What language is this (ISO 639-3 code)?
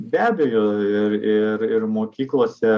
lit